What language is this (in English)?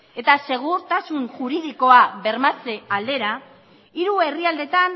Basque